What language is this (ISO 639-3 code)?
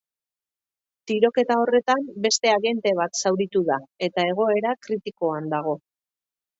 eus